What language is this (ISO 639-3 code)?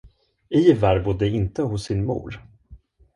swe